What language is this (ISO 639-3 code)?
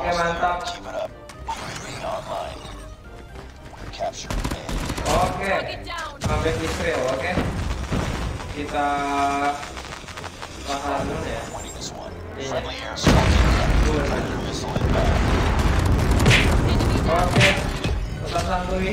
ind